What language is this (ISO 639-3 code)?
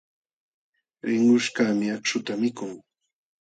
qxw